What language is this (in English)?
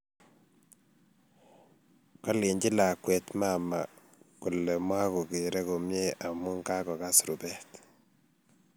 Kalenjin